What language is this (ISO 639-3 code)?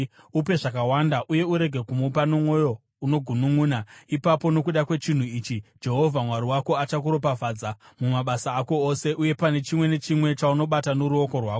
sna